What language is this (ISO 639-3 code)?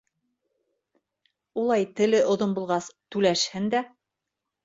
bak